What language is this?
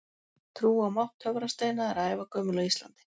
Icelandic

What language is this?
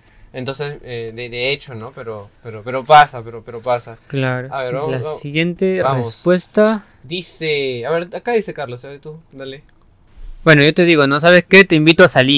Spanish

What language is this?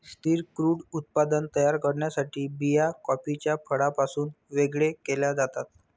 Marathi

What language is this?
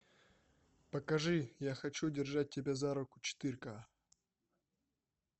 Russian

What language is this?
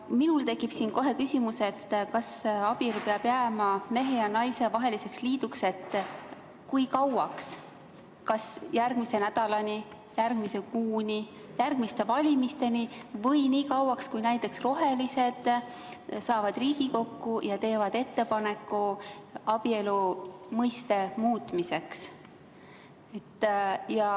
Estonian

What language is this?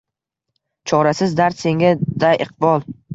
Uzbek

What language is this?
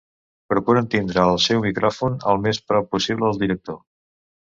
Catalan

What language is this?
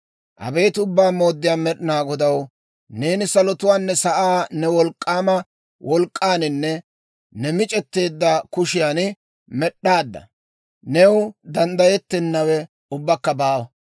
Dawro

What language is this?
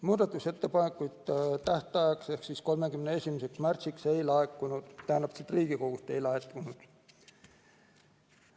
Estonian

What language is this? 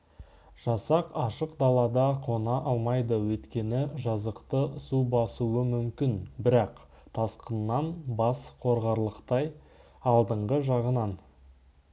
Kazakh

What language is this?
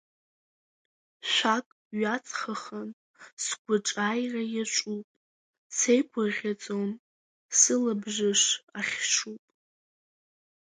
Abkhazian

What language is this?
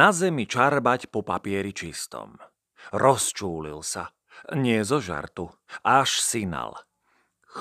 Slovak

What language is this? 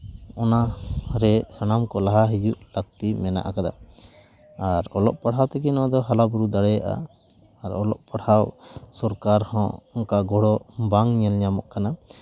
Santali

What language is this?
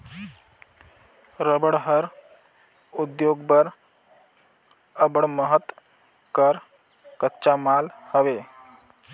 Chhattisgarhi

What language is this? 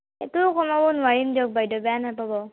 Assamese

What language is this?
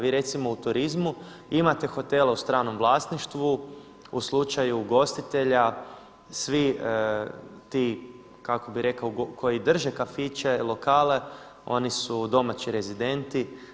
Croatian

